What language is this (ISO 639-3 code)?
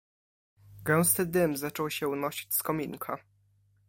pol